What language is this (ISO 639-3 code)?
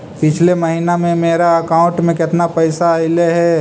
mag